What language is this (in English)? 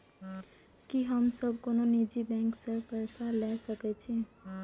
Maithili